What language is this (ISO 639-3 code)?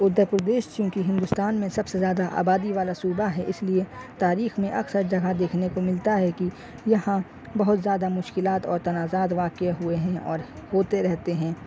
urd